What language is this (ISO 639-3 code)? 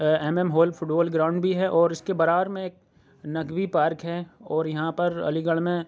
urd